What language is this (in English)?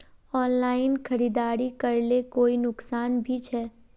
Magahi